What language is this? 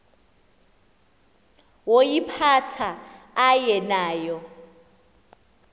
Xhosa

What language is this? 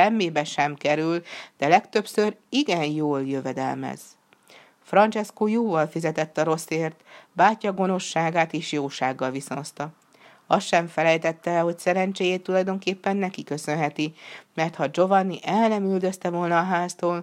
Hungarian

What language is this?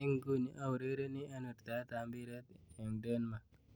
Kalenjin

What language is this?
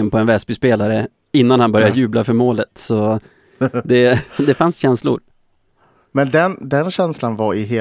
Swedish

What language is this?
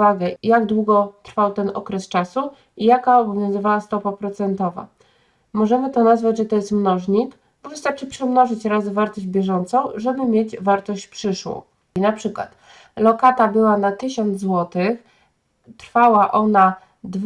Polish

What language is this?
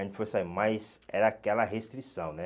Portuguese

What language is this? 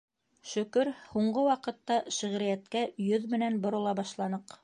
Bashkir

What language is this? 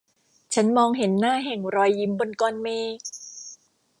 Thai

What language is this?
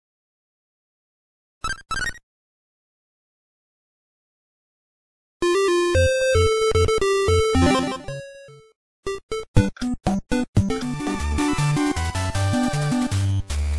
English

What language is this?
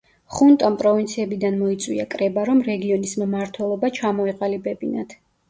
Georgian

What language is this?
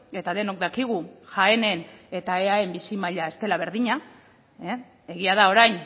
Basque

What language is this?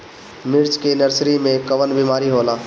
Bhojpuri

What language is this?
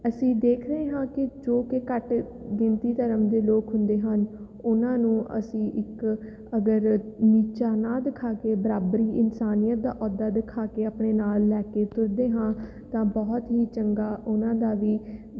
Punjabi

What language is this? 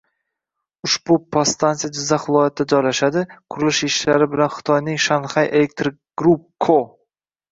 Uzbek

